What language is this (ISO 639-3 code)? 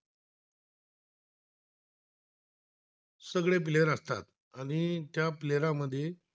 mar